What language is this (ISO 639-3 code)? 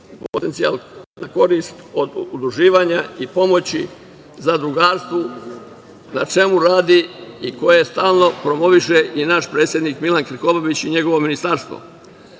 srp